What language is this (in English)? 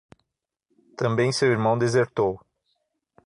Portuguese